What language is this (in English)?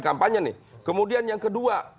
Indonesian